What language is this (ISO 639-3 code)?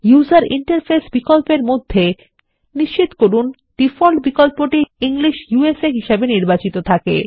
ben